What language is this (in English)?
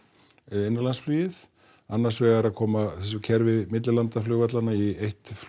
Icelandic